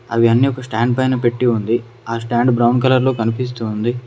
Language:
Telugu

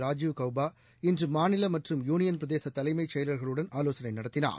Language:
Tamil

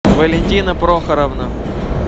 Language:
Russian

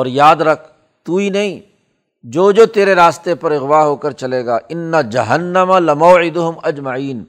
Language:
Urdu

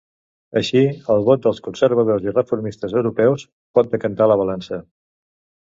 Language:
Catalan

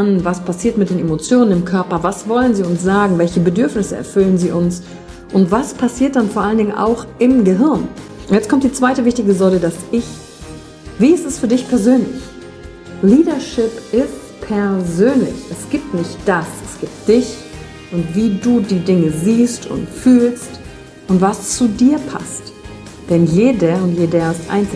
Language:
German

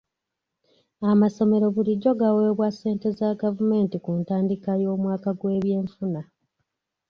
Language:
Ganda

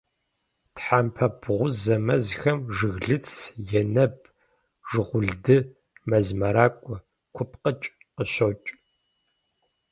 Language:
Kabardian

